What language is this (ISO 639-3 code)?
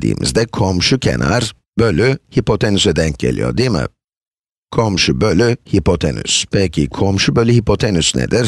tur